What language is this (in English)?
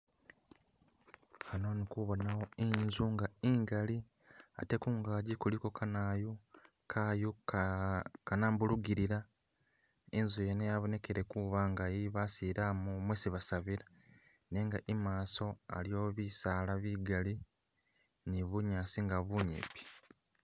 Masaaba